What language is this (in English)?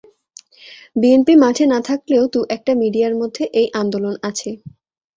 Bangla